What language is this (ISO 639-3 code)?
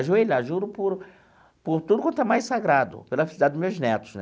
por